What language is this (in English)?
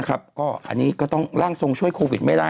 Thai